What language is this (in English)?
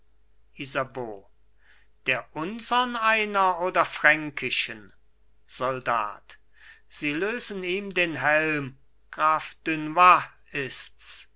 German